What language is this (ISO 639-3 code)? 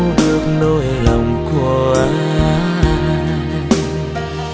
vie